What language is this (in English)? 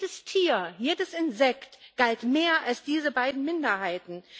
German